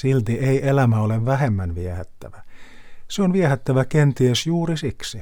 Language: Finnish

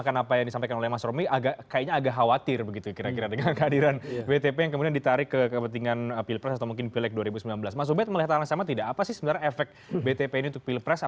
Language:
Indonesian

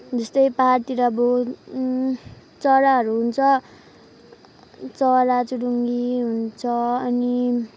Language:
Nepali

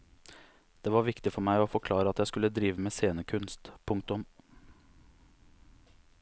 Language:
Norwegian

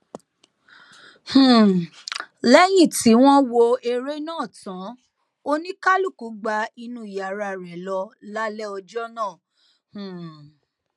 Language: Yoruba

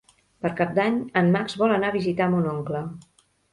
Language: Catalan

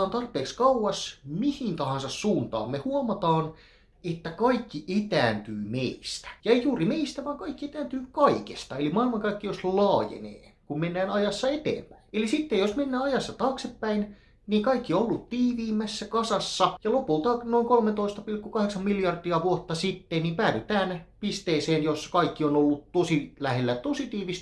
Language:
Finnish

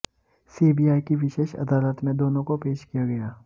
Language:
Hindi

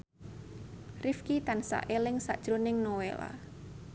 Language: Javanese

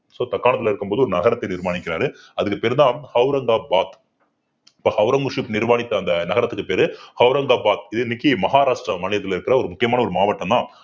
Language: Tamil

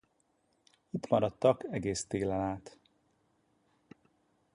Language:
Hungarian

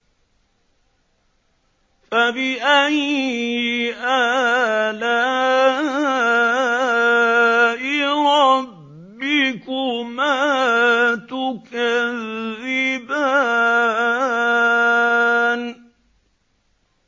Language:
Arabic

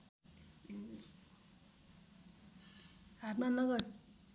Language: Nepali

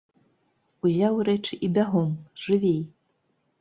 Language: Belarusian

